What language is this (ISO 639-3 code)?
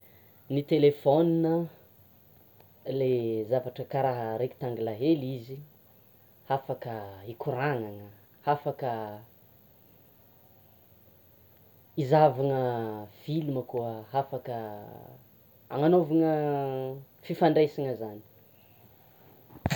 xmw